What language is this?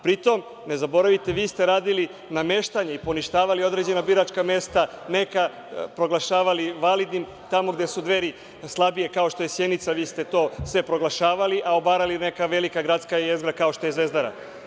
Serbian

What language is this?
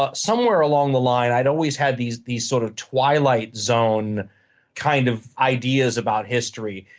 English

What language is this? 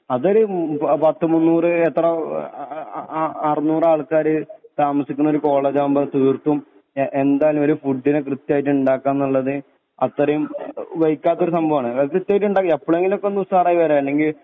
Malayalam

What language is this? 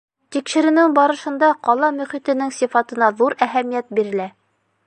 Bashkir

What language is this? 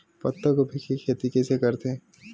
Chhattisgarhi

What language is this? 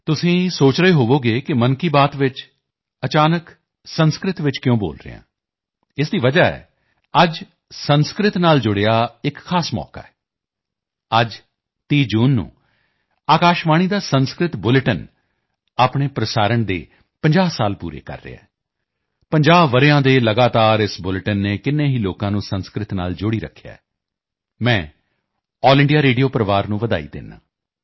Punjabi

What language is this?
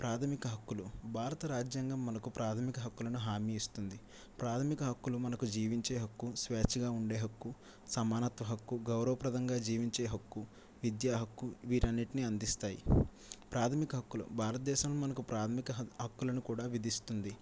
Telugu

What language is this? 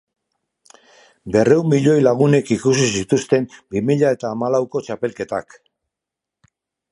Basque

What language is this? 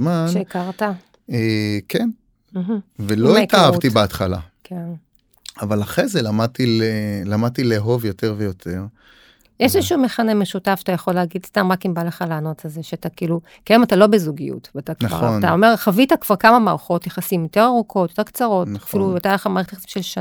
Hebrew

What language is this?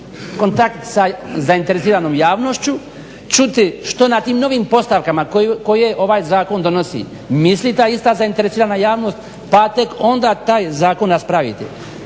Croatian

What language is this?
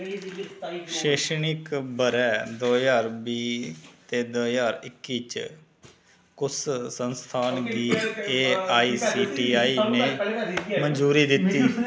Dogri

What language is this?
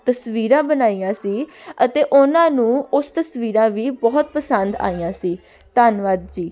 Punjabi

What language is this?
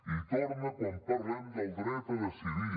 Catalan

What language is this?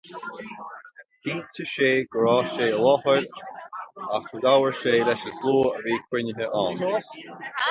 Irish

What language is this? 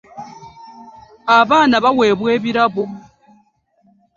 Ganda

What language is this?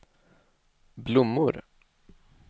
Swedish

